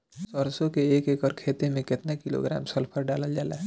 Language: Bhojpuri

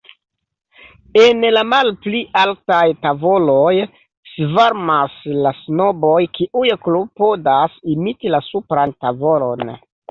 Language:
Esperanto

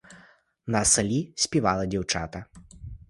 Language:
Ukrainian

